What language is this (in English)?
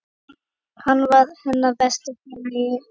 Icelandic